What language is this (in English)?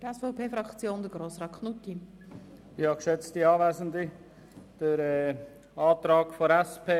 Swiss German